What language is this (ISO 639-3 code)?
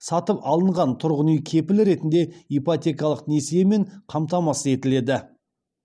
kaz